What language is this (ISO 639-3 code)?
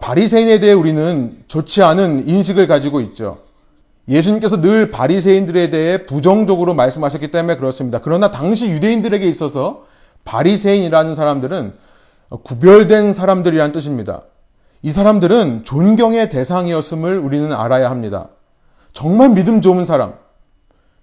kor